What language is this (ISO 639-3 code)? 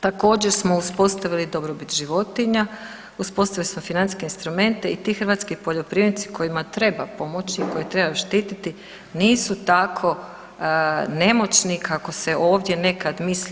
hrv